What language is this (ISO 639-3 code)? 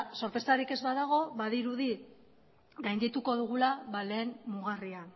eus